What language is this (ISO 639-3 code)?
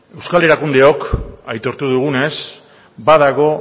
eus